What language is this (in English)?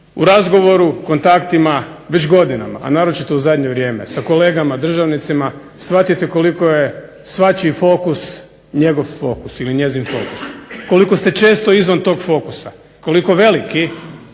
Croatian